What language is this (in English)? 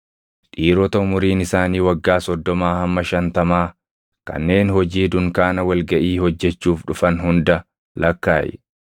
Oromo